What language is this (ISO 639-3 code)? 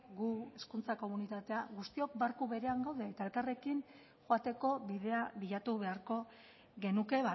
eus